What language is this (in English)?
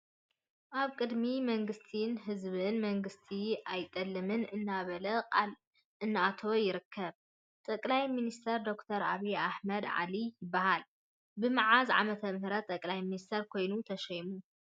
Tigrinya